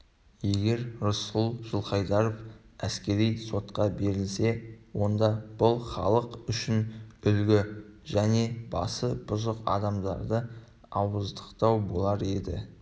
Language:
Kazakh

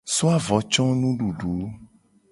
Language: Gen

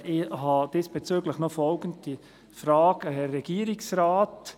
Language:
Swiss German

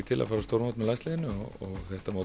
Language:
Icelandic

